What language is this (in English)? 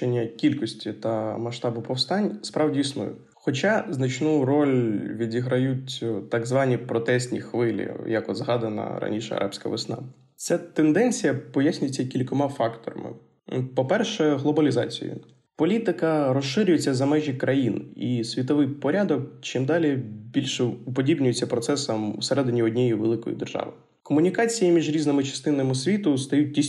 Ukrainian